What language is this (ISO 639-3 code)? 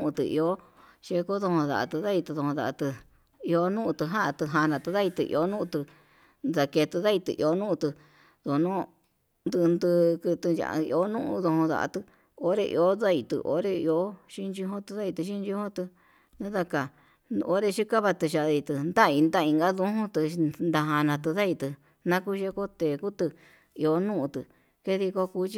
mab